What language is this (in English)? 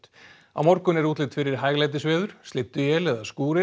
Icelandic